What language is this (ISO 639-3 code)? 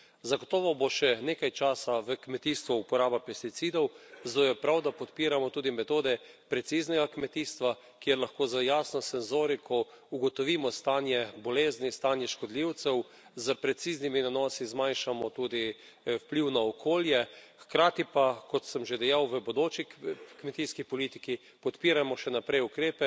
slv